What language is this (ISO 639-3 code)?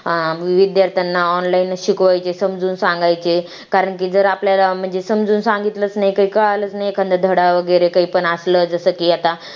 mar